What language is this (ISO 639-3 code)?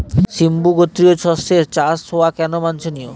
ben